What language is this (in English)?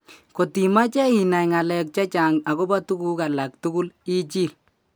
Kalenjin